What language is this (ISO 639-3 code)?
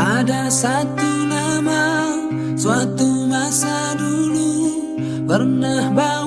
ind